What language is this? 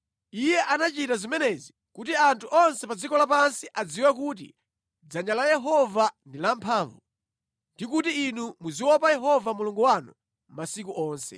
Nyanja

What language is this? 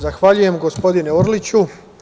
Serbian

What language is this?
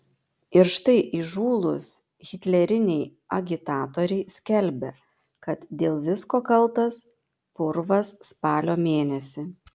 Lithuanian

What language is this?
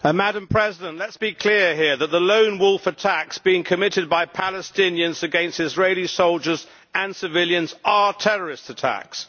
English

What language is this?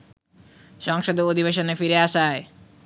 Bangla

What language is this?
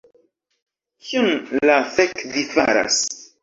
Esperanto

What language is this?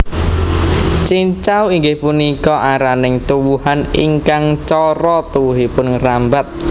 Javanese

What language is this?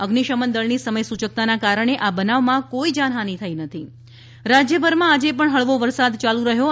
Gujarati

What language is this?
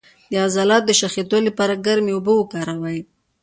Pashto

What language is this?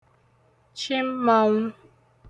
Igbo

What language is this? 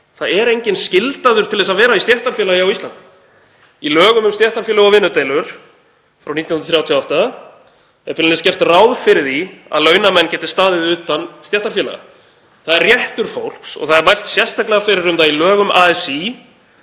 Icelandic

